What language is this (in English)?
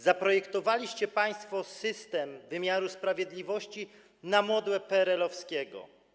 Polish